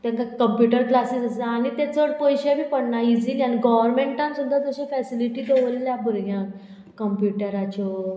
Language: Konkani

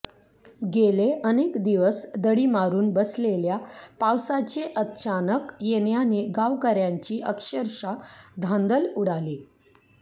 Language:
Marathi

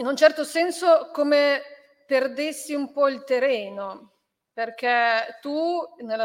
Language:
Italian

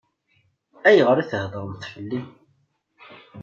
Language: Kabyle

